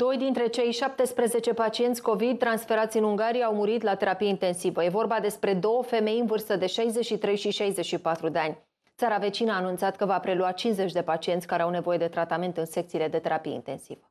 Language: Romanian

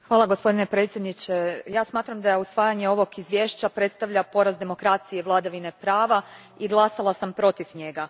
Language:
Croatian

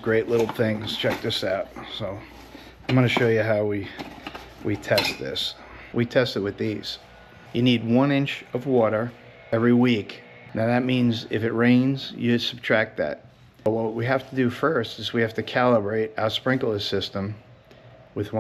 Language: English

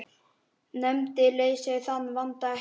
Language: Icelandic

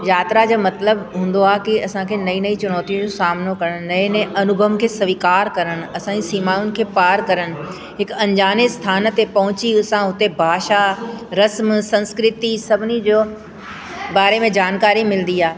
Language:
Sindhi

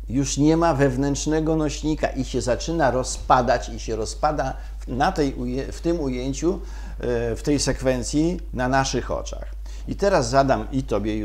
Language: Polish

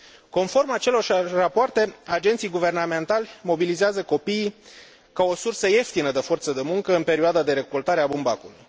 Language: Romanian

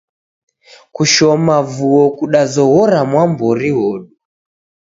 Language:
Taita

